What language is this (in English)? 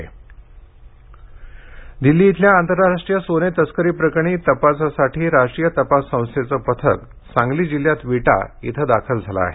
Marathi